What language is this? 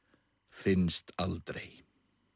Icelandic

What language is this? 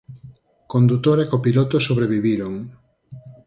Galician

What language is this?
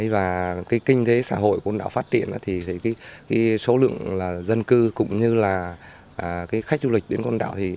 Vietnamese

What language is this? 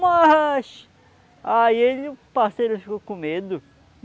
Portuguese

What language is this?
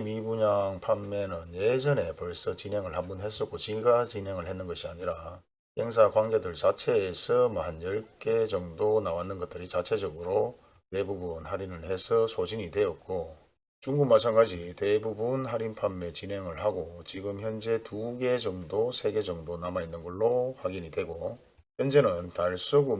Korean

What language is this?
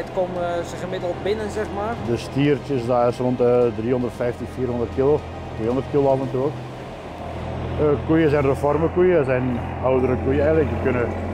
Dutch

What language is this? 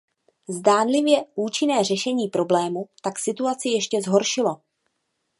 Czech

